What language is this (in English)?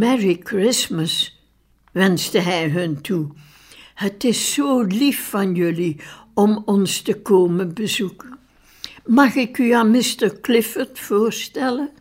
Dutch